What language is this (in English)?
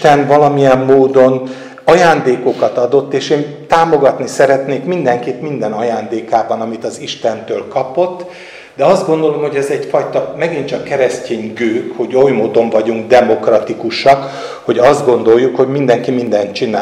Hungarian